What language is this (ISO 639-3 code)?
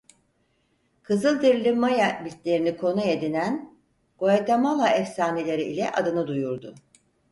tur